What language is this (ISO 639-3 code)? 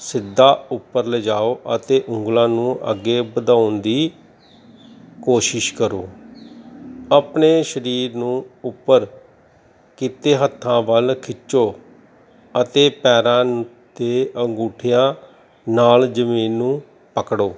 pan